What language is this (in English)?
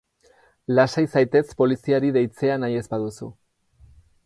Basque